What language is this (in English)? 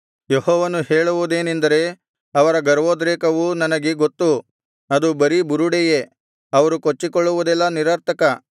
Kannada